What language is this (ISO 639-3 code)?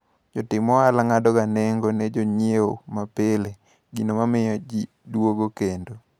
luo